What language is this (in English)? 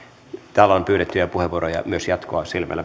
Finnish